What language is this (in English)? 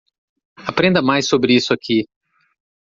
Portuguese